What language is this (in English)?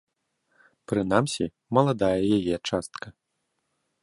Belarusian